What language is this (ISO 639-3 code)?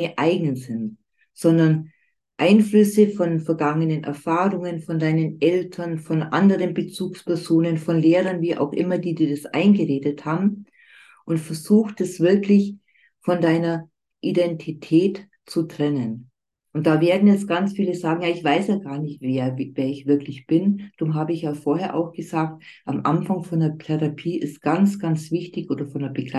deu